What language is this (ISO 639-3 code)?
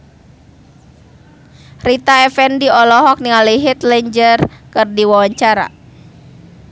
sun